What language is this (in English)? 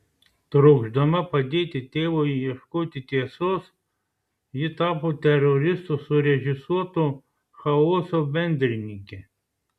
Lithuanian